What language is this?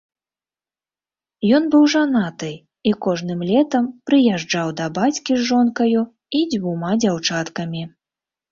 Belarusian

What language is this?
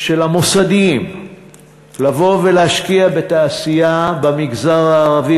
Hebrew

